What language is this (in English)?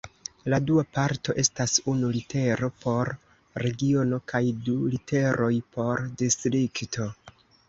Esperanto